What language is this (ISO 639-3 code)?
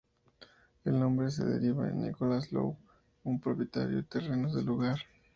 spa